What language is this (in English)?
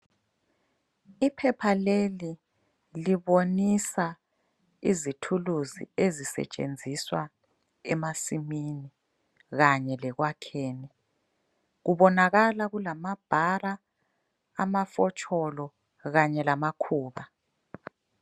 North Ndebele